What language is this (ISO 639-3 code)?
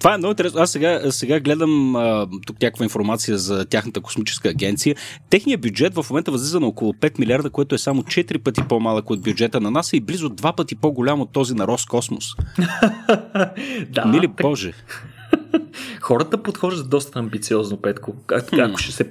bul